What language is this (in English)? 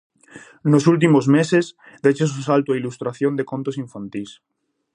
Galician